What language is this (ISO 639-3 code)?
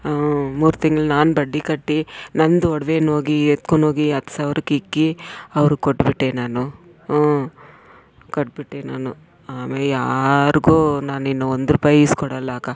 kan